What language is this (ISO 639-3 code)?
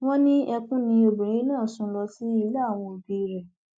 yor